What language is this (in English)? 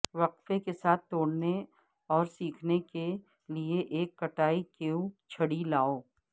Urdu